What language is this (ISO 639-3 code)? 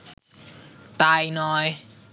ben